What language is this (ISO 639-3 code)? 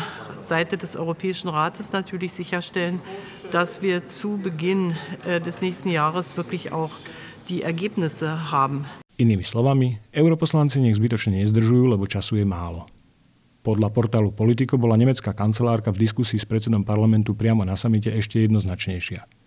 slk